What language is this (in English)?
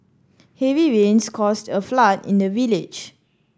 English